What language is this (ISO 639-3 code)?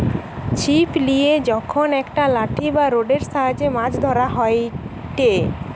ben